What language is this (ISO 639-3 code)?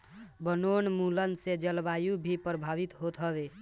bho